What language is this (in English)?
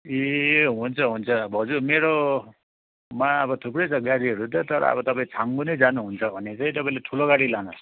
Nepali